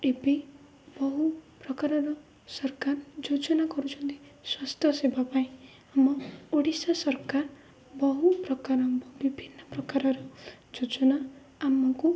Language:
Odia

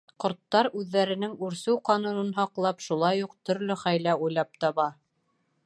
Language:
Bashkir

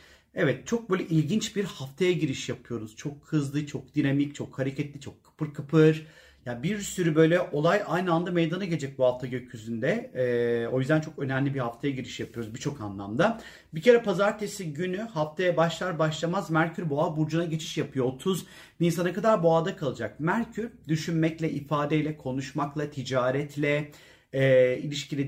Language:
Turkish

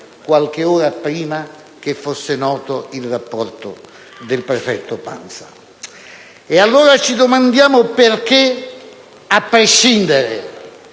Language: Italian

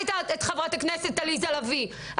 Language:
Hebrew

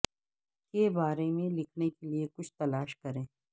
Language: Urdu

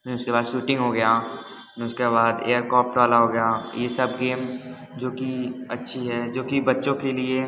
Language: Hindi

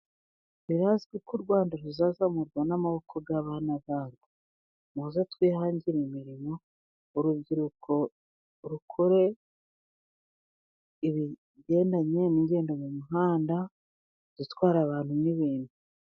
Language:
Kinyarwanda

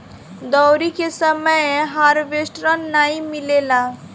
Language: Bhojpuri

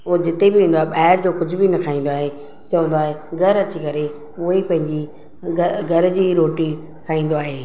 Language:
Sindhi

